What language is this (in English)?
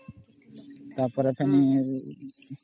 Odia